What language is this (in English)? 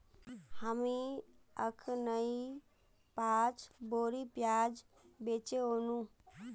Magahi